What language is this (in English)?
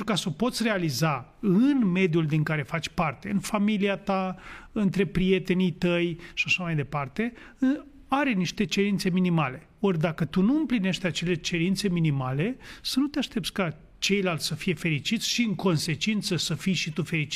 Romanian